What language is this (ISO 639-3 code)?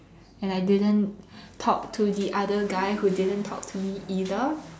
eng